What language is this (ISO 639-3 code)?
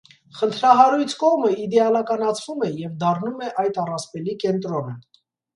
hye